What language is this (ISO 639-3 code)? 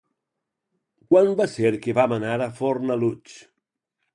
cat